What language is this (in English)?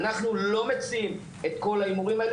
Hebrew